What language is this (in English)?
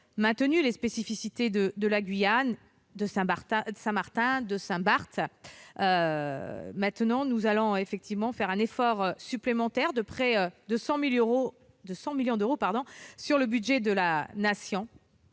French